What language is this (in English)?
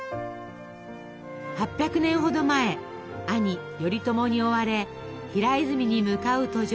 Japanese